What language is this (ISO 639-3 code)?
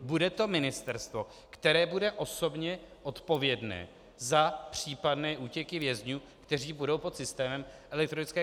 ces